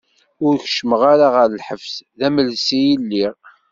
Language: Kabyle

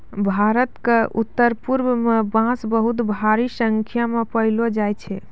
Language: Maithili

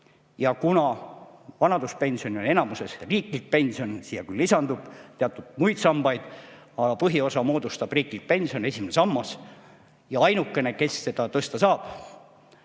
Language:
Estonian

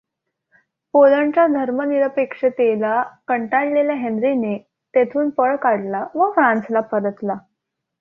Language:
Marathi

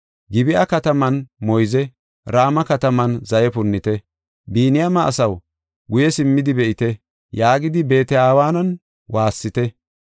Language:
Gofa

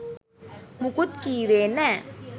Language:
Sinhala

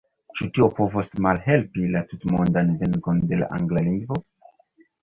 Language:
Esperanto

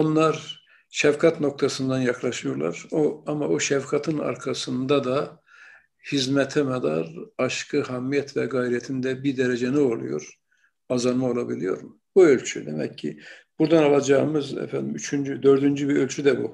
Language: Turkish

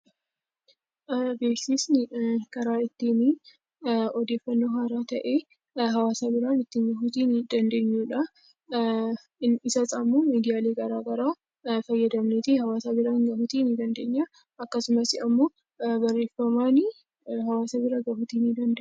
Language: Oromo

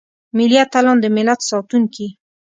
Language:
Pashto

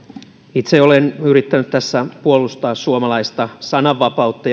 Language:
Finnish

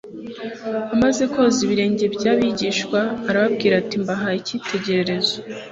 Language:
Kinyarwanda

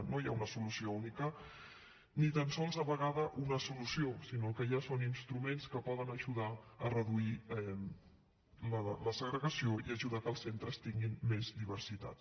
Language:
Catalan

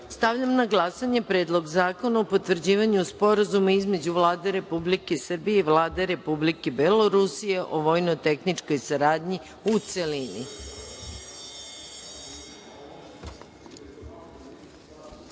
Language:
Serbian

